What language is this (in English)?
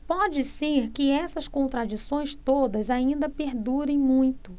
Portuguese